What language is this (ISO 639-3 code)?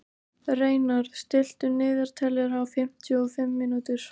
isl